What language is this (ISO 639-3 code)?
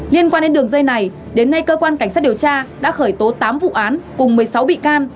vie